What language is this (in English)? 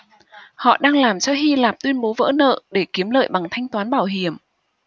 Vietnamese